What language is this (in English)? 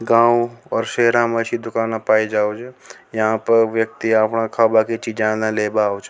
Rajasthani